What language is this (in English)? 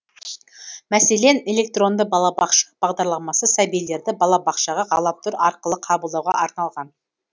Kazakh